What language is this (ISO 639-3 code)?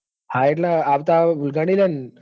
guj